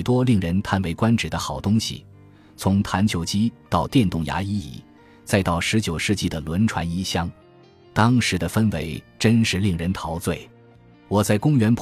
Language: Chinese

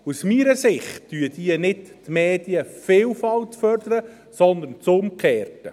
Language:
Swiss German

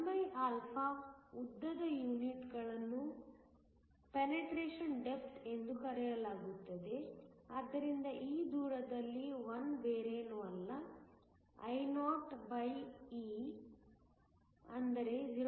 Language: Kannada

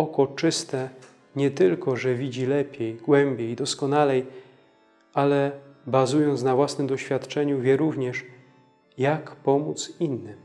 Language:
Polish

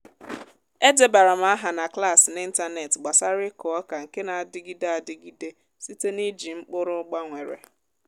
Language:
Igbo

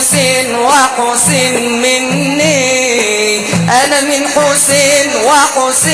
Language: Arabic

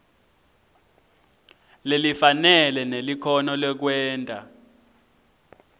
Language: Swati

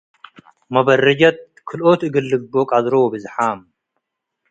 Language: Tigre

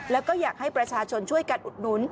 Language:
Thai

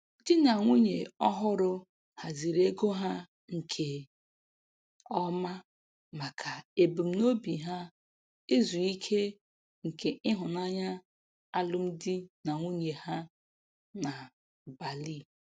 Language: Igbo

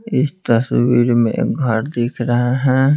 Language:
Hindi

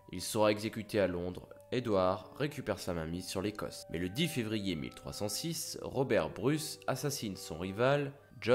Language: French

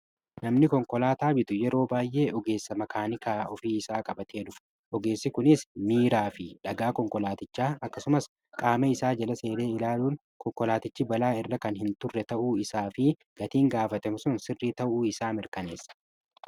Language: Oromo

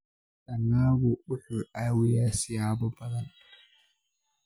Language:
Somali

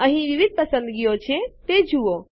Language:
Gujarati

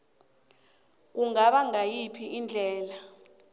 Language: South Ndebele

